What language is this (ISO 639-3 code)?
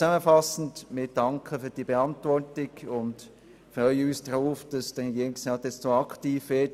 gsw